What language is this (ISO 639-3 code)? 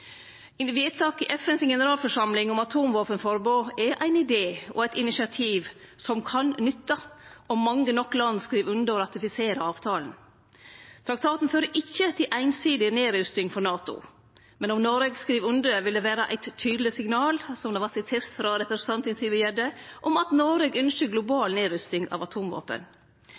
nno